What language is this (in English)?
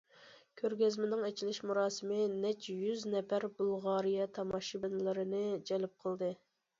Uyghur